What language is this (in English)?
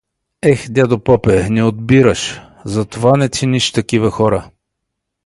Bulgarian